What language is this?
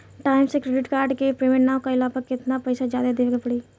Bhojpuri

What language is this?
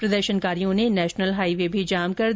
Hindi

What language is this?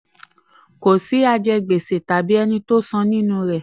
Yoruba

